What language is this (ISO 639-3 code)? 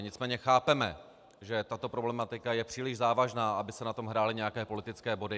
ces